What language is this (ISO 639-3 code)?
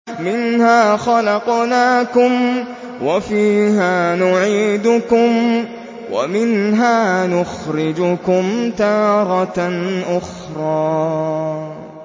ara